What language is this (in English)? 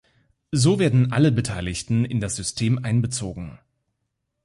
German